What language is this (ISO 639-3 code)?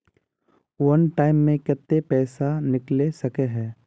mag